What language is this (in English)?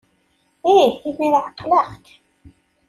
Kabyle